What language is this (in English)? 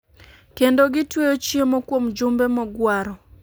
Luo (Kenya and Tanzania)